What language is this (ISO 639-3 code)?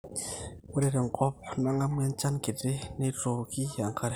mas